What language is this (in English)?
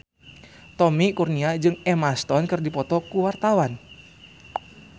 Sundanese